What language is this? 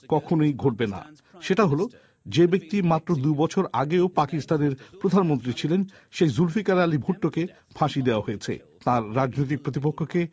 Bangla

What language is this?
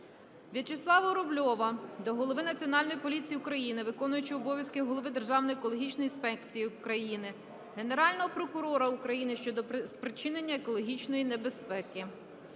Ukrainian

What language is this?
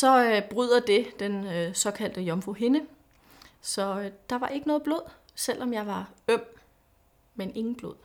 Danish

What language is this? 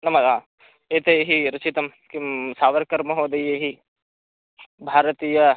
Sanskrit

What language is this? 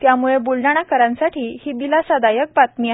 Marathi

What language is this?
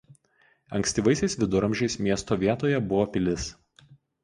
Lithuanian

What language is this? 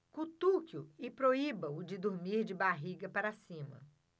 Portuguese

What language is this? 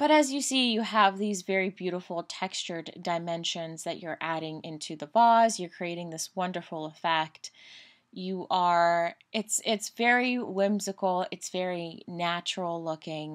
English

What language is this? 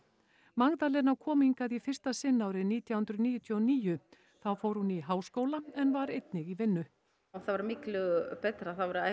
Icelandic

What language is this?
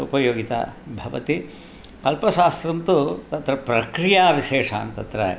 Sanskrit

